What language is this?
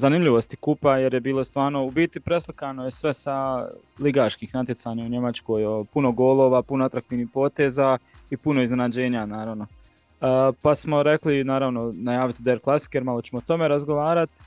Croatian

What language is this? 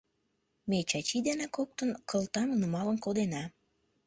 Mari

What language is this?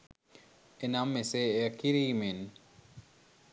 Sinhala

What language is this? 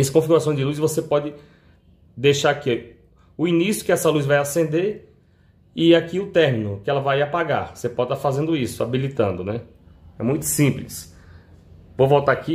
Portuguese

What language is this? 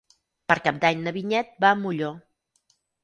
Catalan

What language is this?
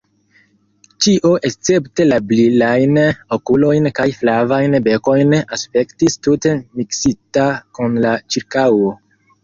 Esperanto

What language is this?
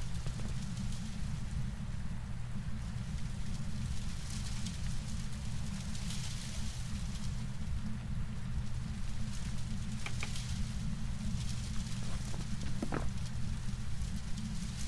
Russian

